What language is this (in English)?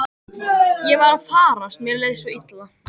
Icelandic